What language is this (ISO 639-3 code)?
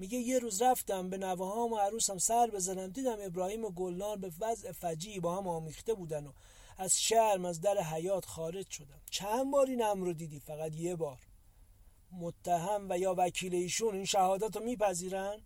fas